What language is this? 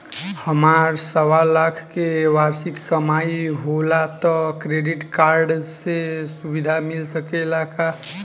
Bhojpuri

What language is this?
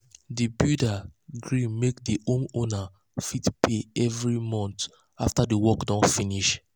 Nigerian Pidgin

